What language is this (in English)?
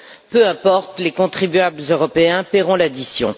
French